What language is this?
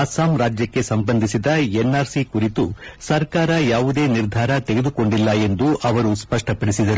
Kannada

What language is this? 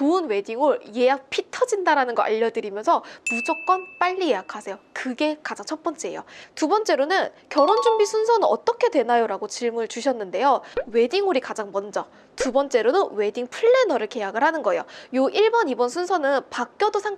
Korean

